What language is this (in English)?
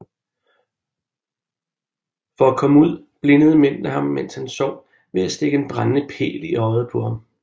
Danish